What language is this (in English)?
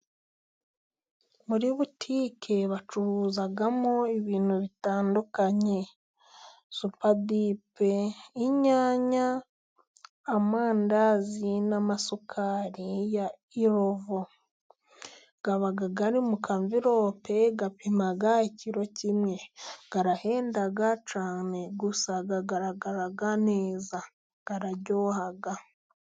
Kinyarwanda